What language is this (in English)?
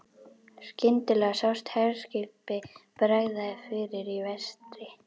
Icelandic